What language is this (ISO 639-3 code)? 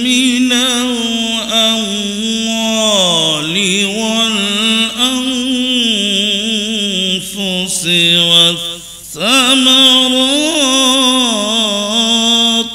ara